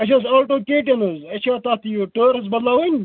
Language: Kashmiri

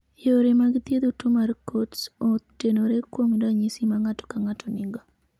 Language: Luo (Kenya and Tanzania)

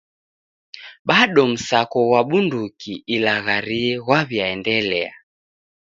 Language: Taita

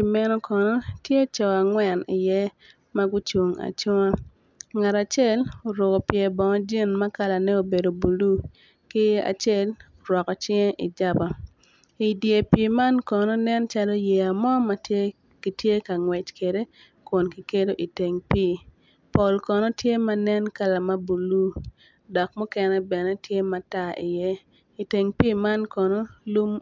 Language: Acoli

